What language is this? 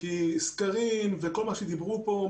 Hebrew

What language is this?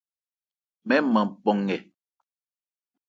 Ebrié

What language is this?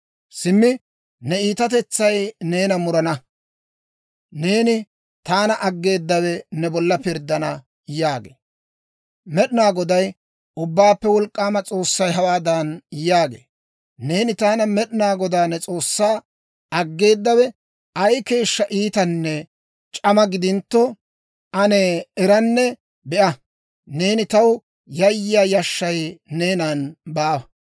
Dawro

